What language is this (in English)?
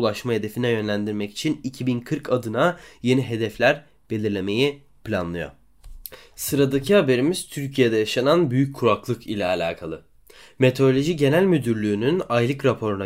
Turkish